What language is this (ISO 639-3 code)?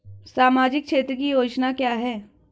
hin